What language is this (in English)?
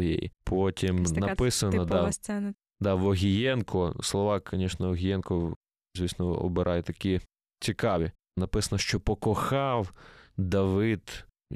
Ukrainian